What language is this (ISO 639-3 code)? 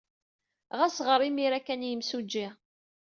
kab